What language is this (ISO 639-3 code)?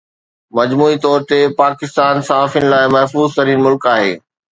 snd